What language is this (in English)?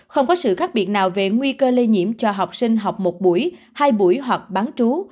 Vietnamese